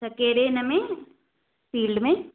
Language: Sindhi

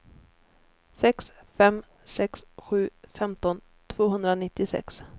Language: Swedish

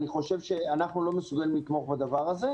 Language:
Hebrew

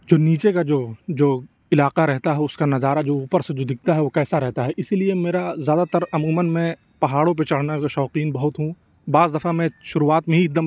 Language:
Urdu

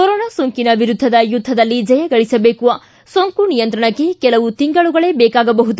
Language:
Kannada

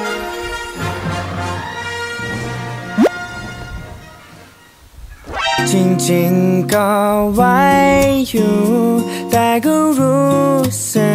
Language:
Thai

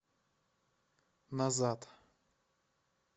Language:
Russian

